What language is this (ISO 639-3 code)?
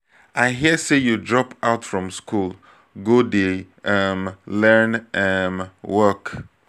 pcm